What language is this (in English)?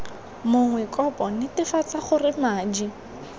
Tswana